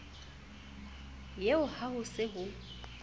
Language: Southern Sotho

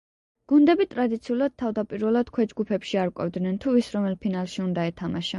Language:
Georgian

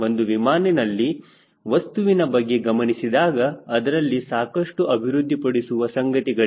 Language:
Kannada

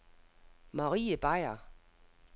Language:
Danish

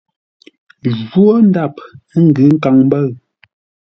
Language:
Ngombale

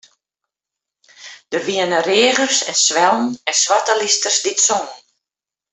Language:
Western Frisian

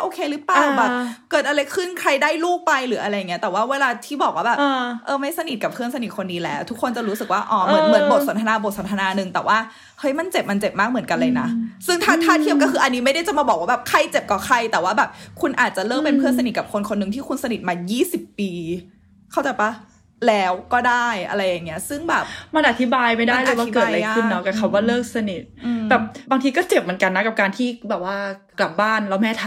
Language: Thai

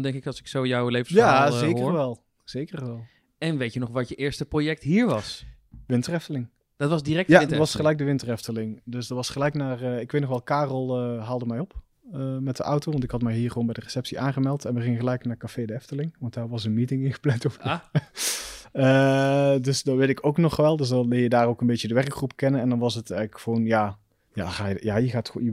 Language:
Dutch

